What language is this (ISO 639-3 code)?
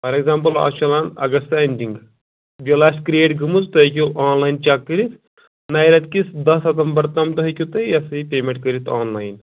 kas